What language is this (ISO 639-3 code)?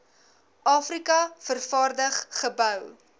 afr